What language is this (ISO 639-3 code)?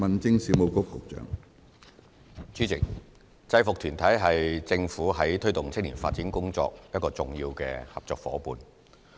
yue